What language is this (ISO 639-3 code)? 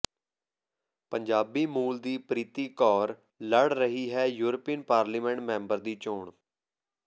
pan